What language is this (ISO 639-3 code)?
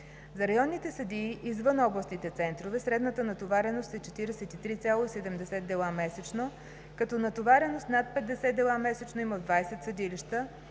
bul